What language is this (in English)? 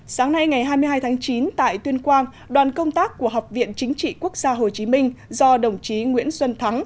Vietnamese